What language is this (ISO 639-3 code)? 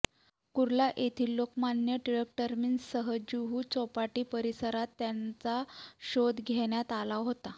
mar